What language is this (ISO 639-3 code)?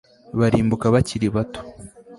kin